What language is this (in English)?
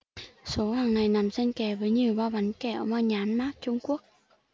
Vietnamese